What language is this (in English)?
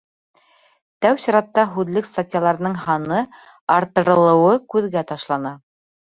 Bashkir